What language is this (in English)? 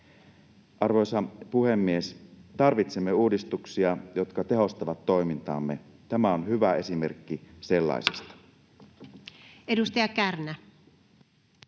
Finnish